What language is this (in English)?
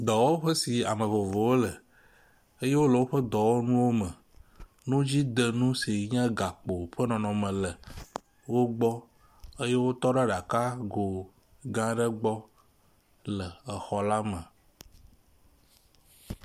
Ewe